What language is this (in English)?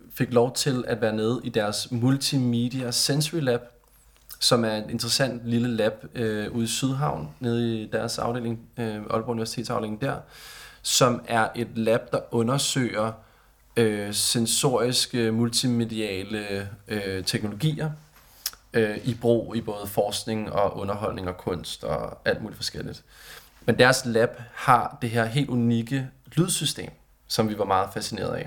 Danish